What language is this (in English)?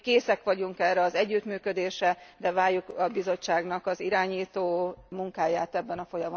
Hungarian